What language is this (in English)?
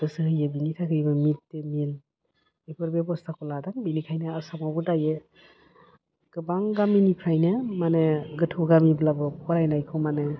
Bodo